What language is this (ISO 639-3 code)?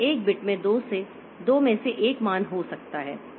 hin